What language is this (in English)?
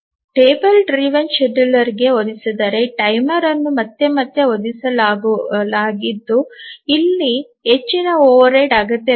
Kannada